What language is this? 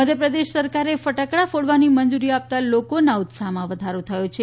Gujarati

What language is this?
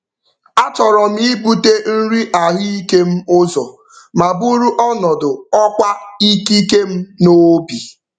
Igbo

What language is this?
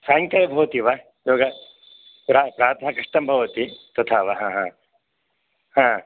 Sanskrit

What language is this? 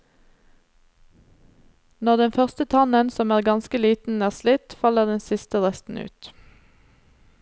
Norwegian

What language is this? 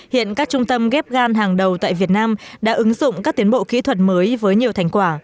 Vietnamese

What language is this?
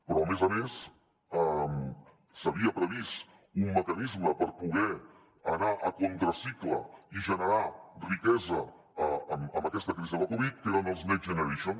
Catalan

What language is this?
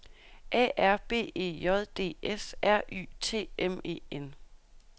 Danish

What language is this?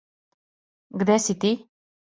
Serbian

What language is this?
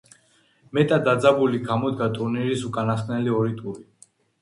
Georgian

